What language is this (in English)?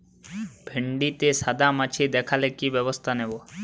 Bangla